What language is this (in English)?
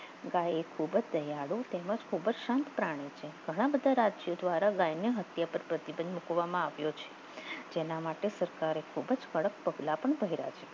Gujarati